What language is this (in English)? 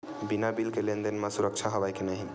Chhattisgarhi